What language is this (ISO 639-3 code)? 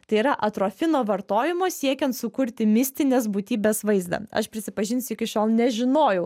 lit